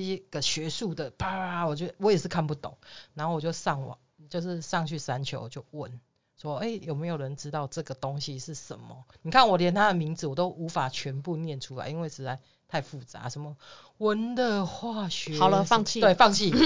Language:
Chinese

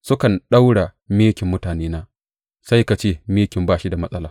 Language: Hausa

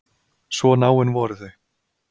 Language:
Icelandic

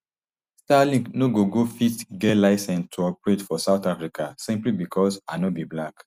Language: Nigerian Pidgin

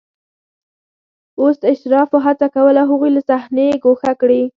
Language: Pashto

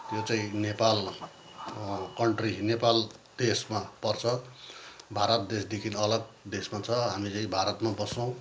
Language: Nepali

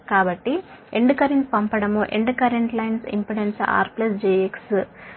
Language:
Telugu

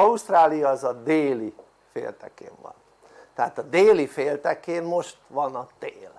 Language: Hungarian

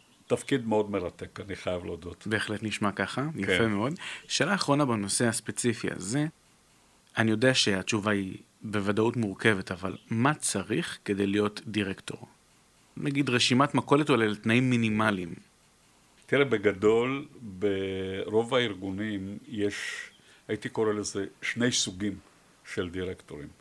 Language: Hebrew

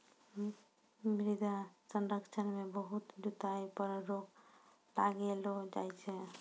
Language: Maithili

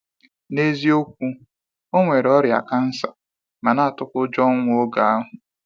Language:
Igbo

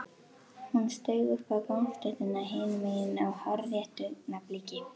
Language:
Icelandic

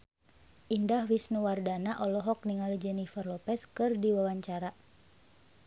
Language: Sundanese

